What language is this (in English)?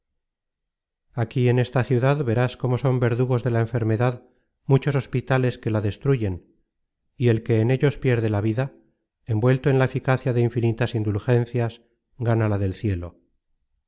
Spanish